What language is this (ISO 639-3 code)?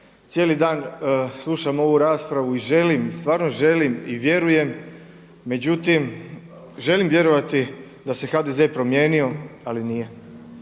hrv